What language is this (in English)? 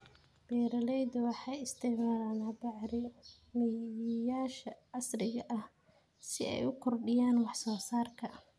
Somali